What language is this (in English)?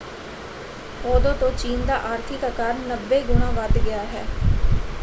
Punjabi